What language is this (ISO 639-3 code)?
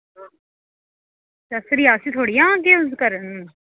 doi